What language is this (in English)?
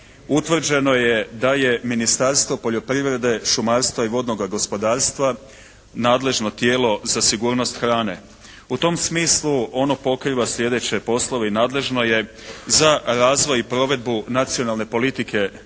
Croatian